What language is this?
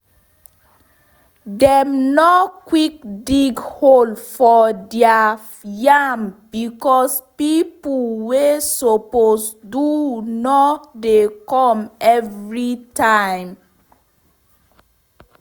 Nigerian Pidgin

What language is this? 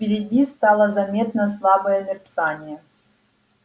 Russian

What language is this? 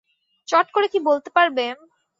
Bangla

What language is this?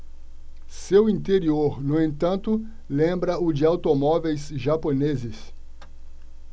Portuguese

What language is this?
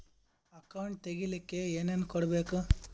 Kannada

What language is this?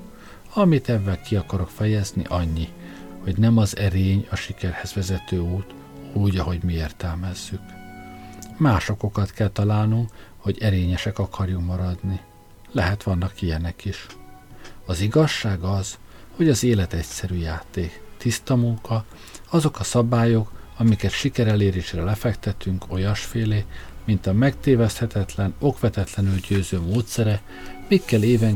Hungarian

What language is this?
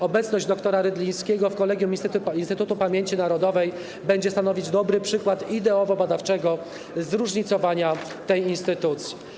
Polish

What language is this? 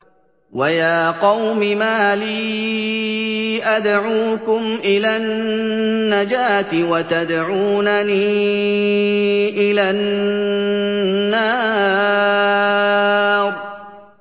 Arabic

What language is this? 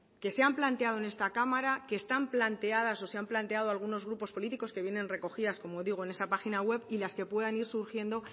Spanish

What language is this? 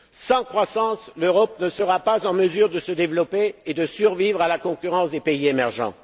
French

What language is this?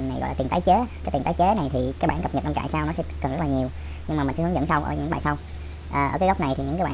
Vietnamese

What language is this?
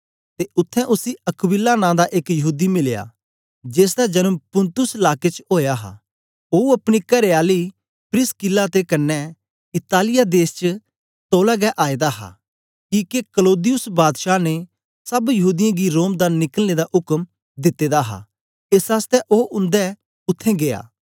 Dogri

